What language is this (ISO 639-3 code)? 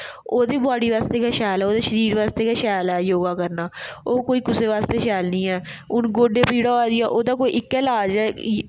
doi